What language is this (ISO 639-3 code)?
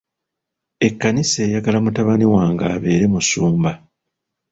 lug